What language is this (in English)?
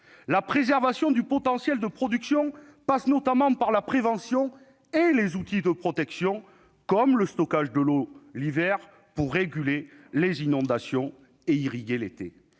French